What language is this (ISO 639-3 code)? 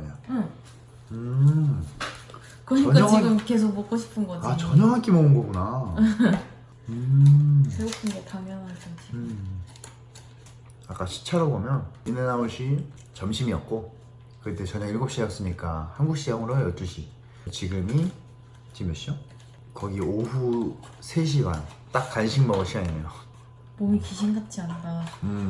kor